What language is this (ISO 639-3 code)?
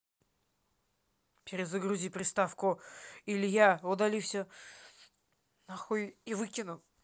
rus